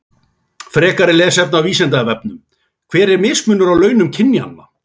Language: Icelandic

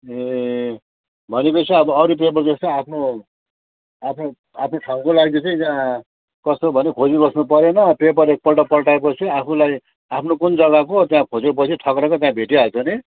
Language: Nepali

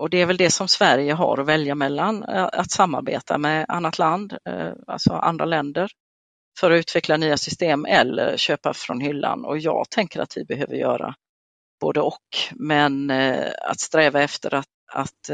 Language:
Swedish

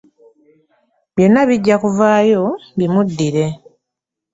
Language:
Ganda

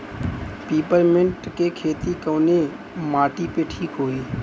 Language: Bhojpuri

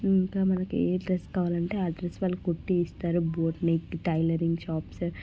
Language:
Telugu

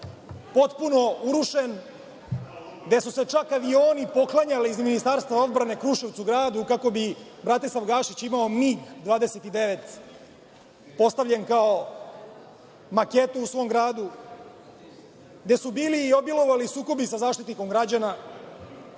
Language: Serbian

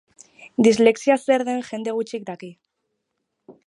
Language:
Basque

